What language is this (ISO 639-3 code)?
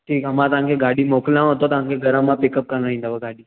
snd